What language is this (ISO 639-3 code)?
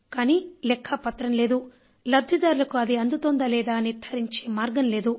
tel